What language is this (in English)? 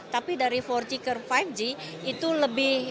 Indonesian